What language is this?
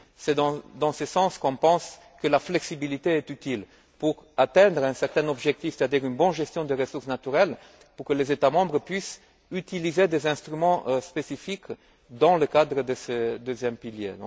French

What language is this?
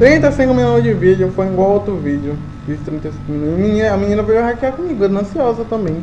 Portuguese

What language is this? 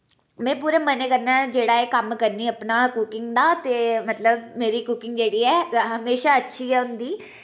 Dogri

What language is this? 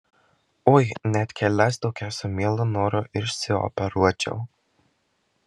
Lithuanian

